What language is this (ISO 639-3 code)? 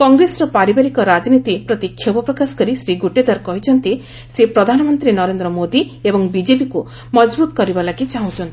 ori